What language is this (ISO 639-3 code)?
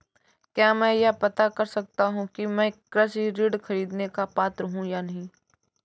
hin